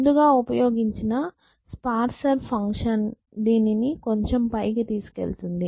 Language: Telugu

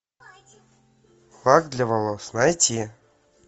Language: Russian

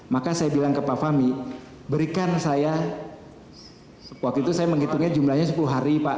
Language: Indonesian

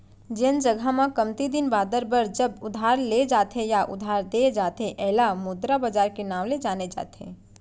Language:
Chhattisgarhi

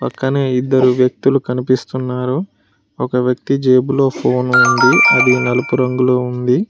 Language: Telugu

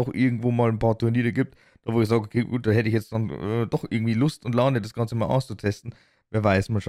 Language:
German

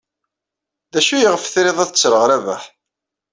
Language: Kabyle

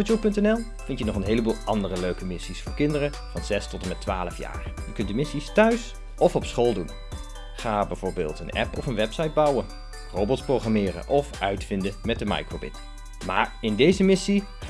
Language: Dutch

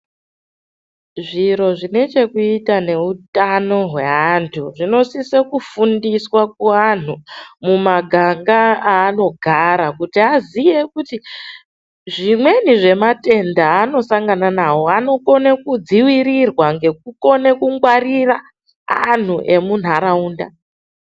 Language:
Ndau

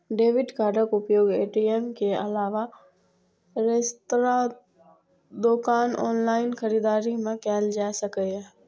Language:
Maithili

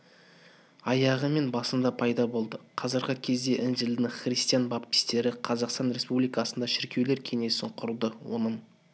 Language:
Kazakh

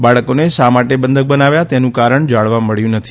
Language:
Gujarati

